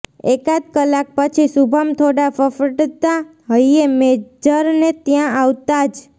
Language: Gujarati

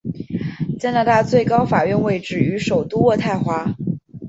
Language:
Chinese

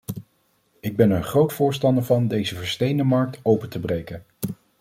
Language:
Dutch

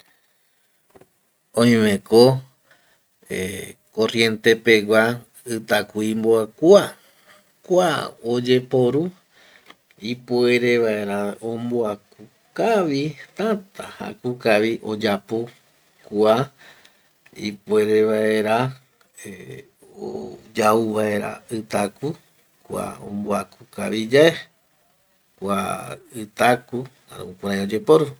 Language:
Eastern Bolivian Guaraní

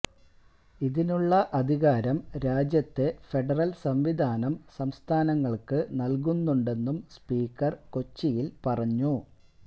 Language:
Malayalam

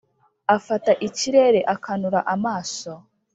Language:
Kinyarwanda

